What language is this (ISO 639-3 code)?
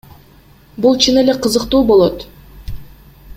kir